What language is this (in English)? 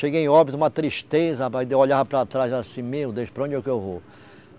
Portuguese